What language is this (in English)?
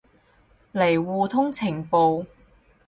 Cantonese